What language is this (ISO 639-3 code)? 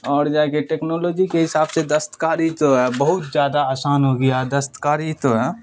urd